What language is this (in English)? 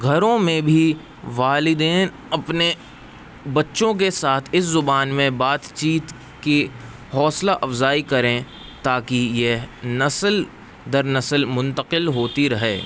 Urdu